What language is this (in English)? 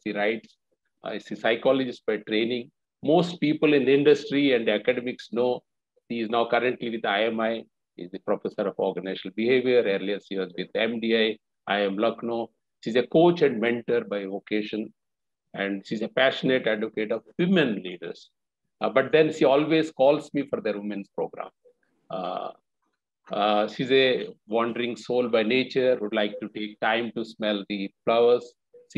English